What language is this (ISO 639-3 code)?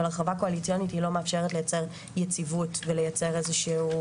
heb